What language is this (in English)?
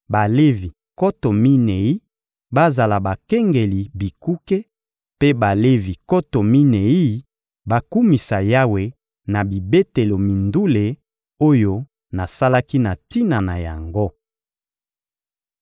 Lingala